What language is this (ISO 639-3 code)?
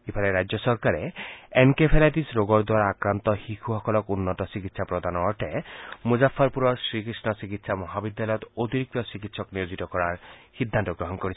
asm